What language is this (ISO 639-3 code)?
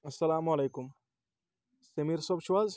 kas